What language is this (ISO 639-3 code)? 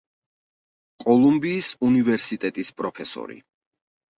kat